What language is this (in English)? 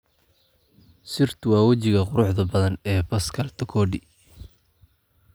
Somali